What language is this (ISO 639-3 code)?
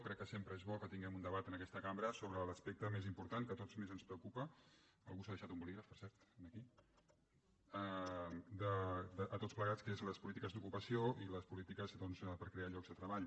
cat